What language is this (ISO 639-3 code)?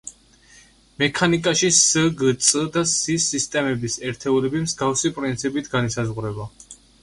kat